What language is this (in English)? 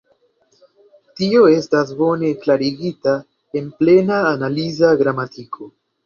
Esperanto